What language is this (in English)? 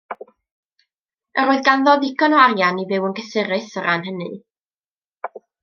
Welsh